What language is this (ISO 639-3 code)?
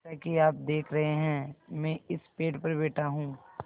hin